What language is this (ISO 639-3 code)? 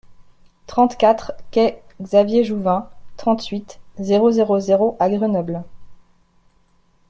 fra